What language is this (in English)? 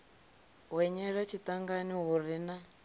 Venda